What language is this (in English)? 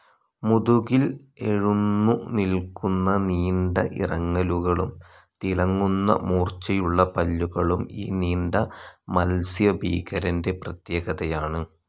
Malayalam